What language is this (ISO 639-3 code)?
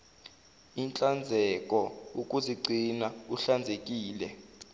zul